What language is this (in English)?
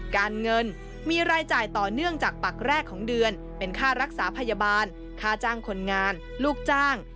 Thai